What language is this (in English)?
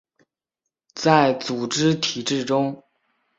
Chinese